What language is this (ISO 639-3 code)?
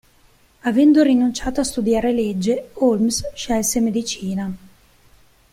ita